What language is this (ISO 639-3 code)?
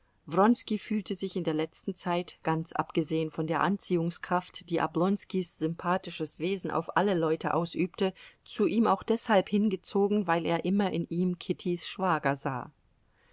deu